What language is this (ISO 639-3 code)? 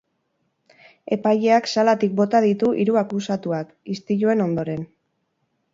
eus